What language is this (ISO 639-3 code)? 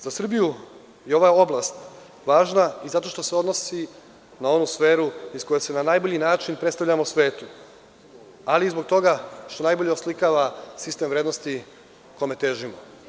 srp